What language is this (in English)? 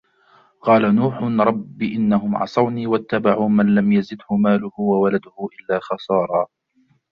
Arabic